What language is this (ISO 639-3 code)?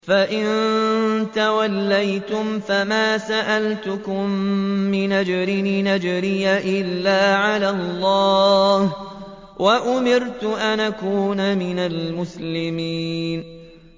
ara